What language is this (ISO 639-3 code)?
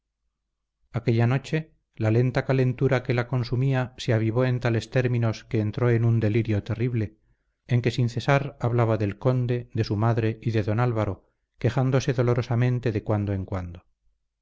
spa